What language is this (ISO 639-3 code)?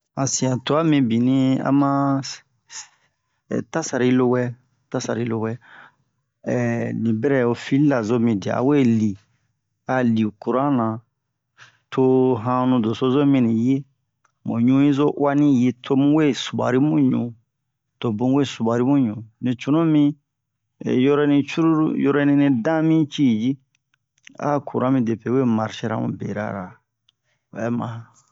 bmq